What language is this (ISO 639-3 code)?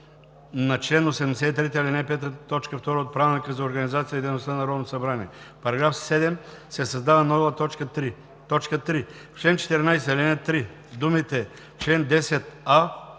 bul